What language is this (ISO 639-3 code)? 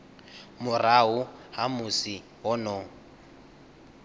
ven